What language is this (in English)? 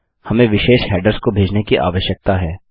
Hindi